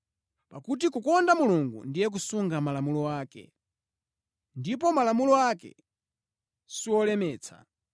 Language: Nyanja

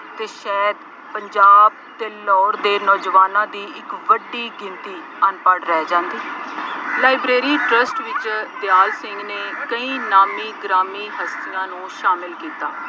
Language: Punjabi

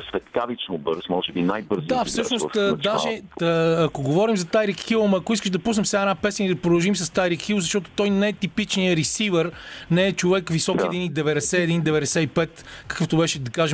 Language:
Bulgarian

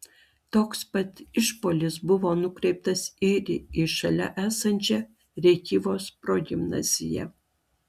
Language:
Lithuanian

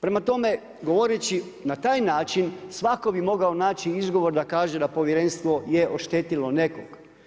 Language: Croatian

